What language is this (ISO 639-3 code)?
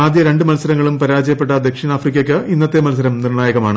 mal